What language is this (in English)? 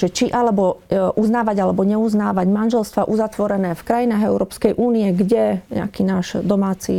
Slovak